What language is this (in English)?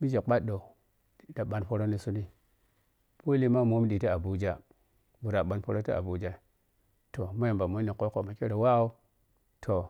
Piya-Kwonci